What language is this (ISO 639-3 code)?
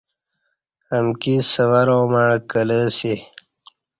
bsh